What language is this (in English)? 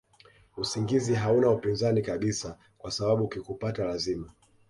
Swahili